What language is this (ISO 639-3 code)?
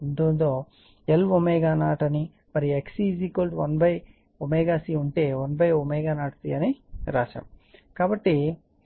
tel